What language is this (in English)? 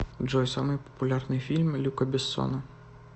Russian